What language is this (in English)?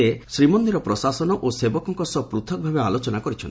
Odia